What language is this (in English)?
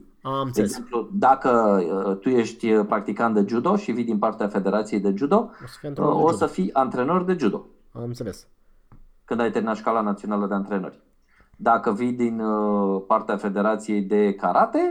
Romanian